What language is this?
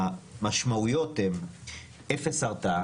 Hebrew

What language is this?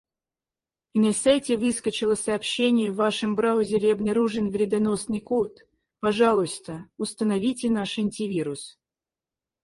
Russian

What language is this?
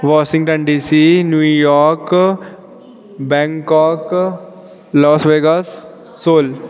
Sanskrit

